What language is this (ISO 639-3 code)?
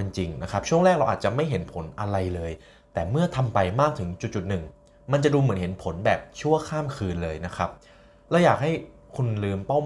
tha